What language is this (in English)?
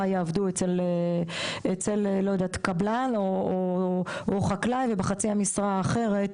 Hebrew